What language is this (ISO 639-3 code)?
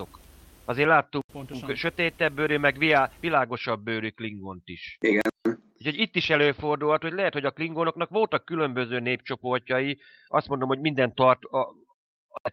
hun